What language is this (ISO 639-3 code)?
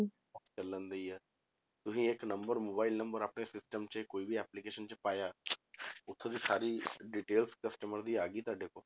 pan